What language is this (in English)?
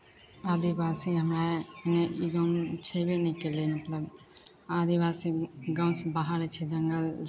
Maithili